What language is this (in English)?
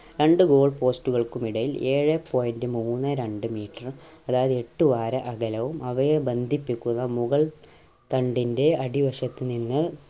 Malayalam